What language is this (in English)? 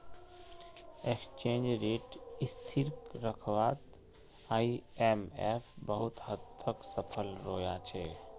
Magahi